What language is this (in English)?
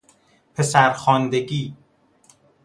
Persian